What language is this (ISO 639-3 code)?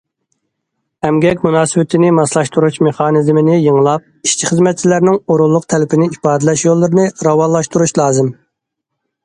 uig